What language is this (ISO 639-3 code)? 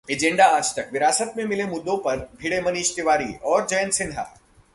hin